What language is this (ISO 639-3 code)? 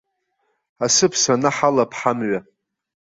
abk